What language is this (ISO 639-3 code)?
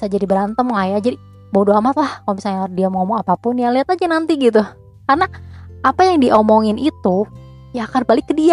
ind